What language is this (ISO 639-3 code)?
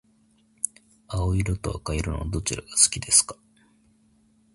jpn